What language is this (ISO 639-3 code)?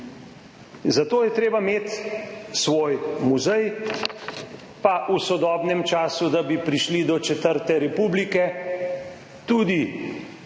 slv